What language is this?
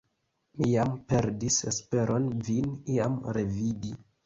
Esperanto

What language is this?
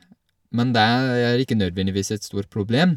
Norwegian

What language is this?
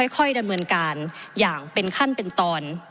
Thai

